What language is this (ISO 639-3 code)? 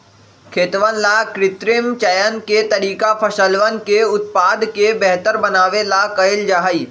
mag